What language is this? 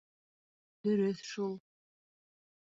Bashkir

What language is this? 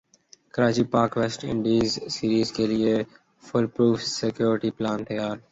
Urdu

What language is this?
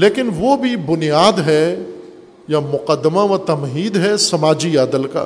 Urdu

